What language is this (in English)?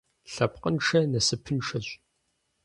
Kabardian